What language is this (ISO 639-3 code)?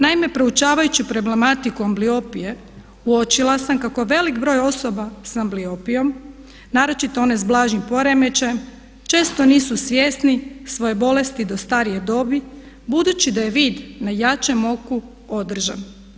hrv